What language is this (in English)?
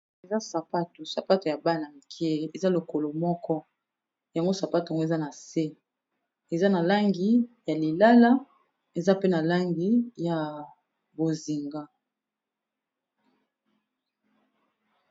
Lingala